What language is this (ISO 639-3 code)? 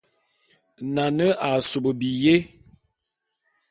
bum